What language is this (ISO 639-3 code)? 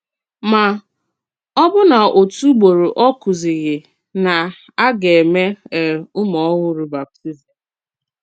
ibo